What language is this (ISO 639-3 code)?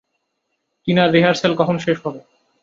ben